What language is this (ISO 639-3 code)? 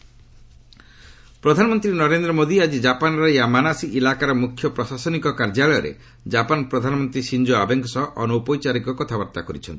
ori